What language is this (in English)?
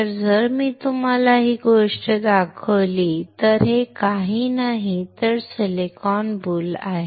Marathi